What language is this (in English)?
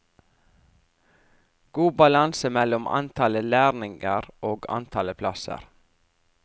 Norwegian